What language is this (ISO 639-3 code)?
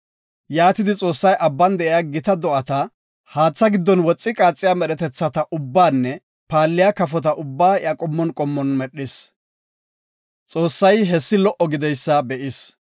gof